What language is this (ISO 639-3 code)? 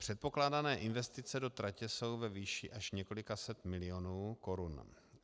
ces